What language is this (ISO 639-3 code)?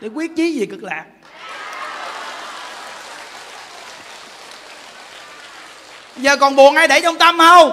vie